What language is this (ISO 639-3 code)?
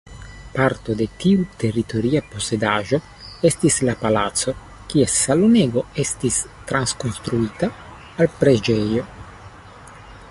epo